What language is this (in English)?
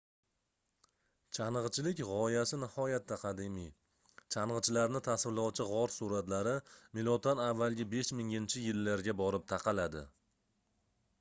Uzbek